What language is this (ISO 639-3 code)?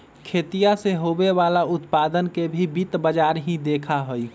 mag